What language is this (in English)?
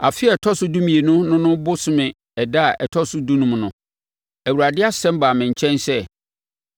Akan